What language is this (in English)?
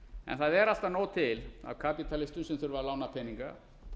Icelandic